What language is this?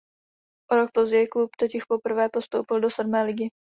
Czech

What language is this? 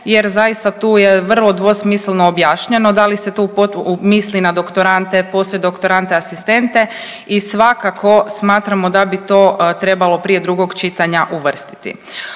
Croatian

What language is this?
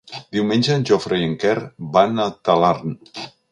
Catalan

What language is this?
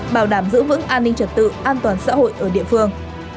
Vietnamese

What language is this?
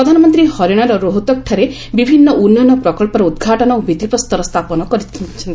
Odia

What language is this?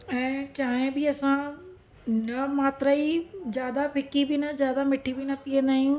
Sindhi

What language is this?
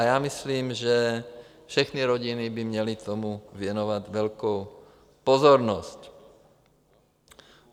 Czech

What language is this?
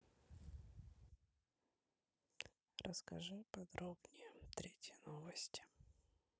Russian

